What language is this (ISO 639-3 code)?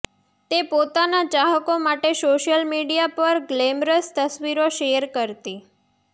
guj